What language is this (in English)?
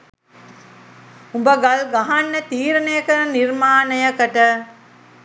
Sinhala